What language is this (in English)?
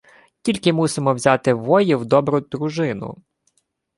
Ukrainian